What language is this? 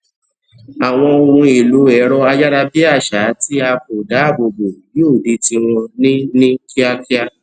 Yoruba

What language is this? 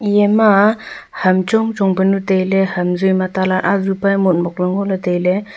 Wancho Naga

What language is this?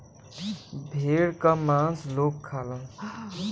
Bhojpuri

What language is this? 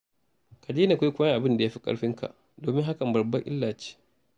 Hausa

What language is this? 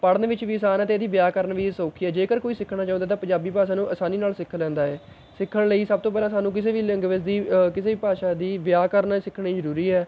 Punjabi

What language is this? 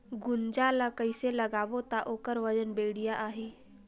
Chhattisgarhi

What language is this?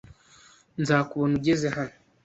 Kinyarwanda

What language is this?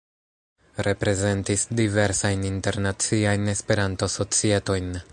Esperanto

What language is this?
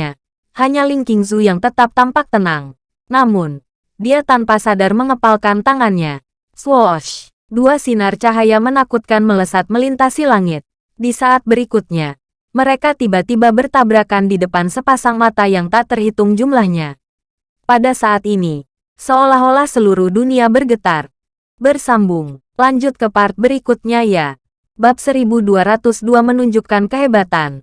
Indonesian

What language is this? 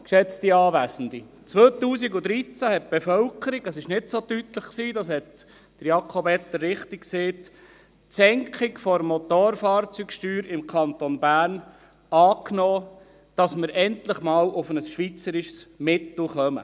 Swiss German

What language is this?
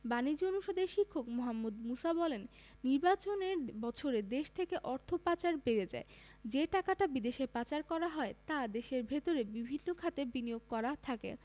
Bangla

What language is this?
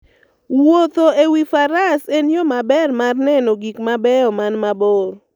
Luo (Kenya and Tanzania)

